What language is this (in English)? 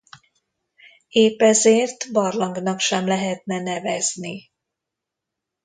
Hungarian